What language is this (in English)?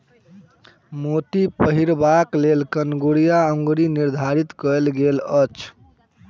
Maithili